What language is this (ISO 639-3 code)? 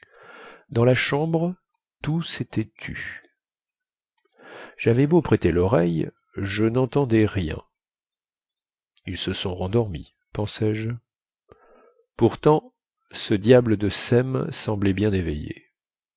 fra